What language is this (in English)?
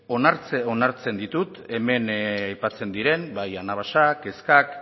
Basque